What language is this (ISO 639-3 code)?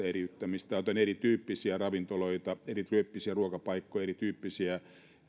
fin